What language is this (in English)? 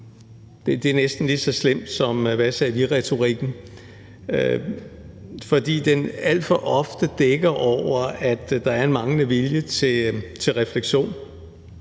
Danish